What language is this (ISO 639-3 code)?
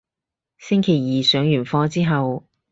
yue